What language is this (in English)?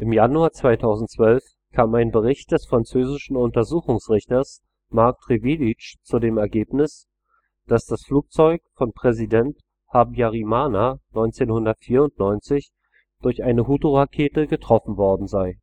German